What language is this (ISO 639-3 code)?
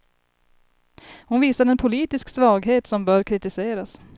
swe